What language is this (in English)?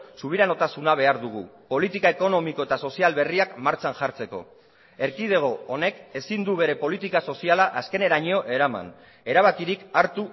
Basque